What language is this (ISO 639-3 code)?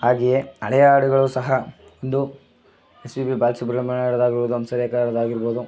kan